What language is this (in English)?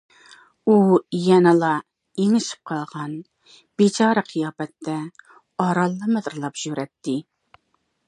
Uyghur